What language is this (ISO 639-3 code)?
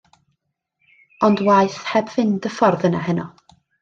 cym